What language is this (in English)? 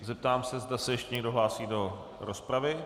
Czech